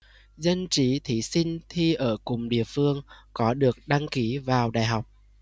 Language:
Vietnamese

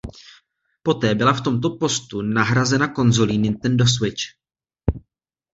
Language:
Czech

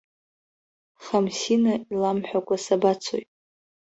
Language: Abkhazian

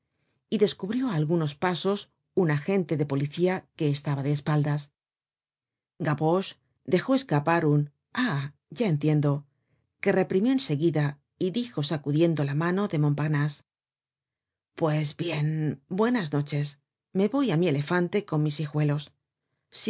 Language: Spanish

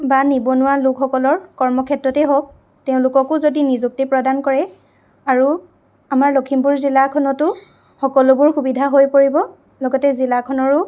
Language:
Assamese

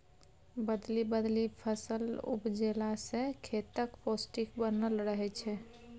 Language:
Maithili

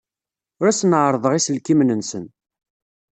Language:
Kabyle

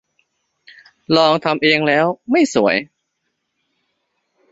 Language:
Thai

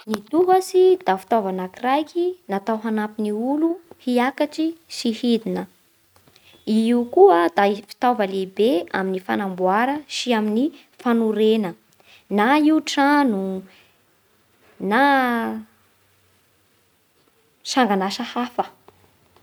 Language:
Bara Malagasy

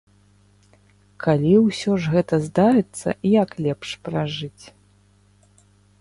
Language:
Belarusian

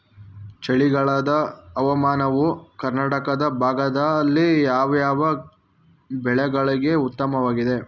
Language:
Kannada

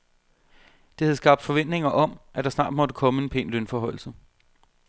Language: Danish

